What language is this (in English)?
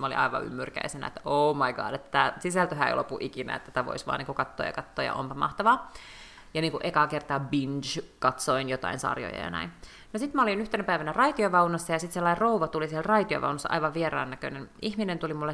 Finnish